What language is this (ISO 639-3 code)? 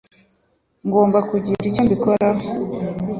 kin